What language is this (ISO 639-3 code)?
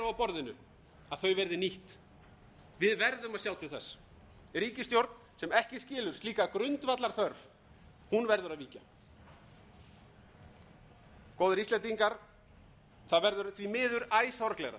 isl